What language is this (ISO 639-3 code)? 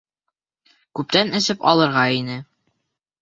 bak